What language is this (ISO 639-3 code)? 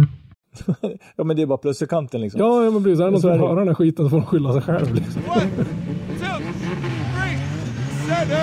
swe